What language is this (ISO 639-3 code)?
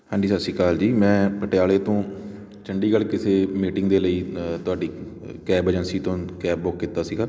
pan